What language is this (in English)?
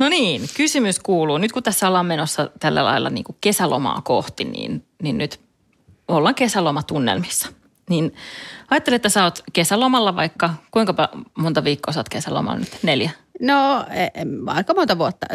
Finnish